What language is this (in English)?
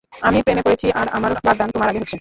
Bangla